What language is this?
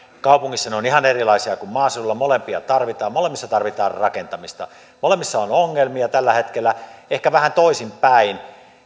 Finnish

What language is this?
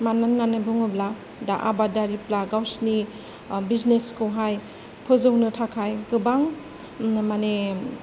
Bodo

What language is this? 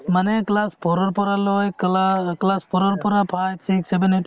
Assamese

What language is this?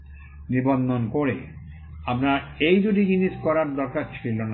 Bangla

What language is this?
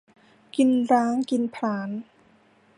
Thai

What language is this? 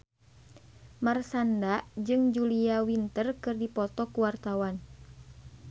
Sundanese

